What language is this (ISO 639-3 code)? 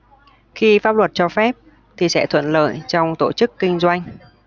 vie